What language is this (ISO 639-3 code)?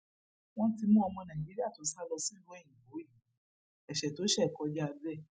yor